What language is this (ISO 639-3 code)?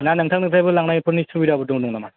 brx